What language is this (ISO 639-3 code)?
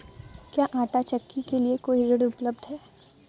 hin